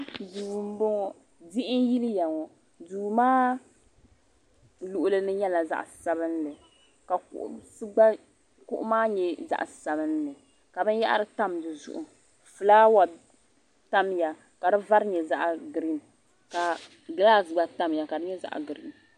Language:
Dagbani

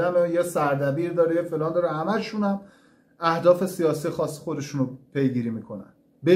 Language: Persian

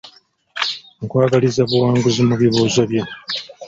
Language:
Ganda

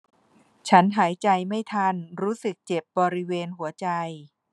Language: Thai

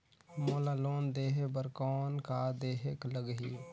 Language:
Chhattisgarhi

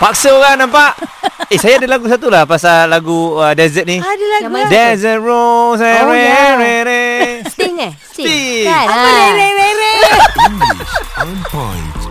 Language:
Malay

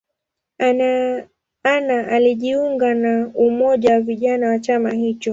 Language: Swahili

